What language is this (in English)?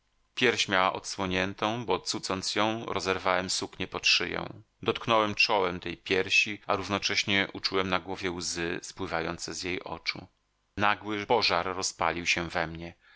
Polish